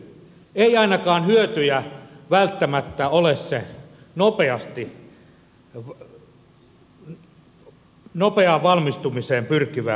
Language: Finnish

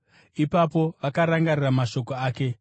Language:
Shona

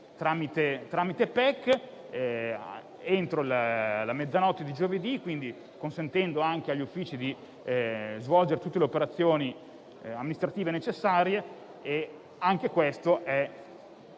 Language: Italian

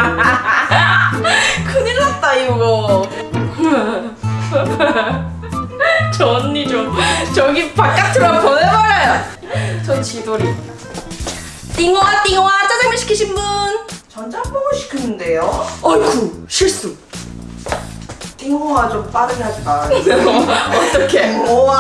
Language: Korean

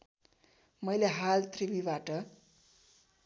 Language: Nepali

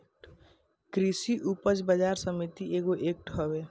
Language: Bhojpuri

